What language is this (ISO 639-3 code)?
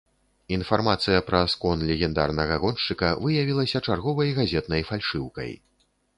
bel